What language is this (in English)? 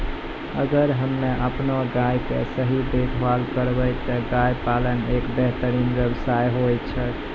Maithili